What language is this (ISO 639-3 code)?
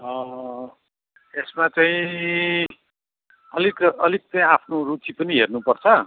nep